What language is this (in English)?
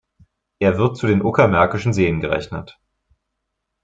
German